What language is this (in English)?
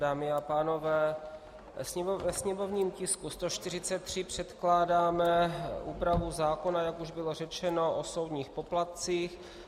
Czech